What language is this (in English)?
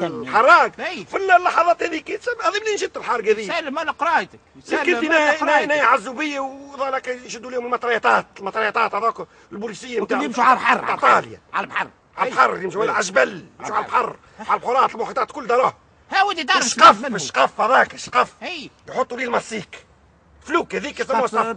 Arabic